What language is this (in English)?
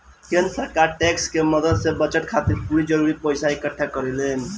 Bhojpuri